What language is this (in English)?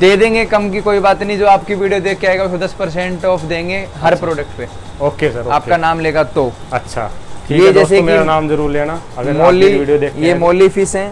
Hindi